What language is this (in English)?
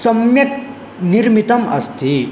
Sanskrit